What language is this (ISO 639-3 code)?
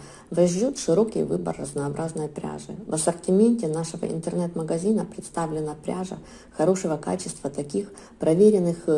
rus